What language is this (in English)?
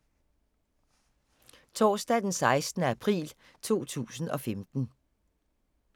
Danish